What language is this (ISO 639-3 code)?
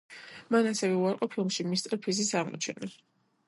kat